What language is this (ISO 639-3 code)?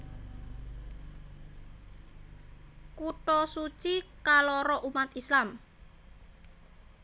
jav